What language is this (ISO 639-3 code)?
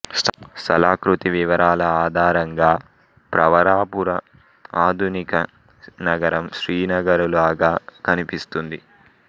tel